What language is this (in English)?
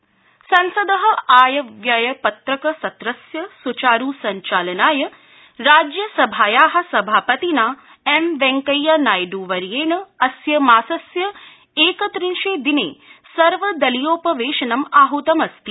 Sanskrit